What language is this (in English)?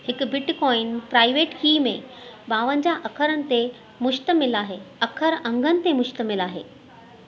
Sindhi